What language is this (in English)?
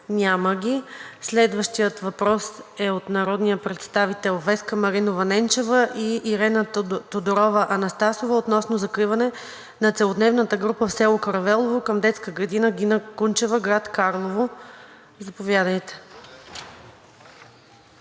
Bulgarian